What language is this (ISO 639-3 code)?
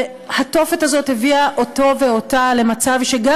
heb